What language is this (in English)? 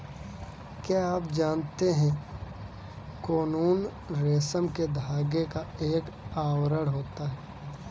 Hindi